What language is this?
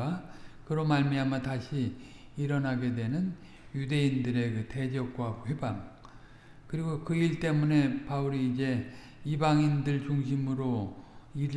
Korean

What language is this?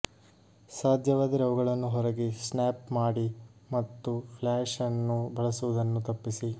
Kannada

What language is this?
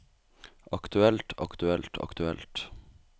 Norwegian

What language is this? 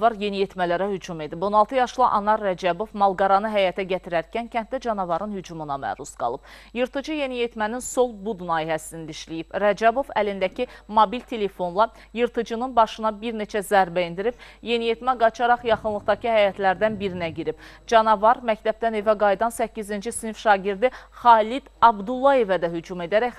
Russian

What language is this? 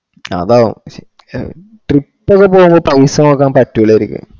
Malayalam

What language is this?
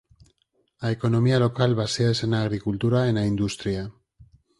Galician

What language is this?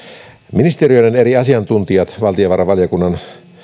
Finnish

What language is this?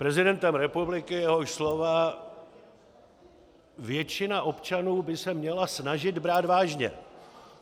Czech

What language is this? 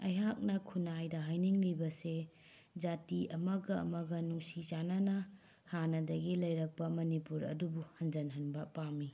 Manipuri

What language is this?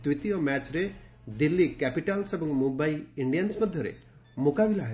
Odia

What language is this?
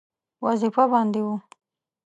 Pashto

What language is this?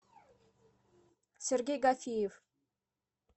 Russian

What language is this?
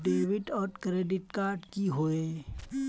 Magahi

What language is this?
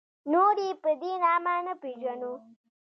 Pashto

